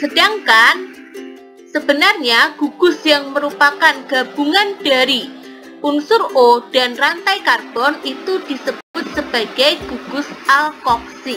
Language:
Indonesian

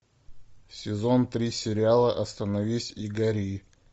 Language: Russian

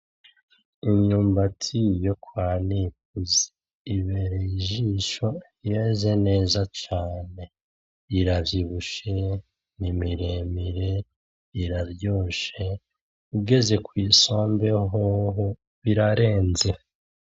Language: Rundi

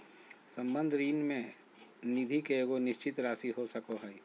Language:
Magahi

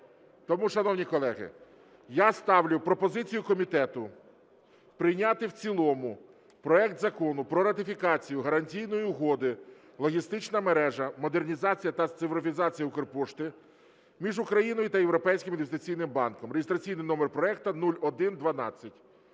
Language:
Ukrainian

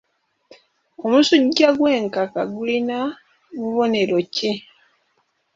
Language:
Ganda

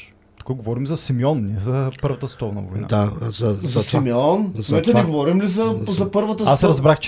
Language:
Bulgarian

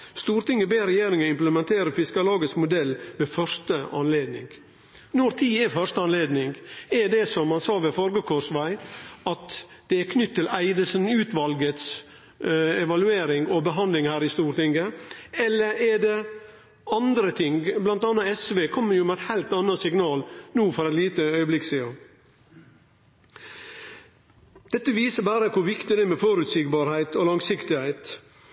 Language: Norwegian Nynorsk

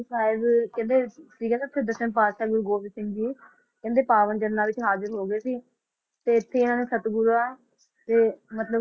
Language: Punjabi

